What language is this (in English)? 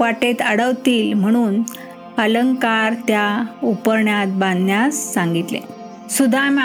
Marathi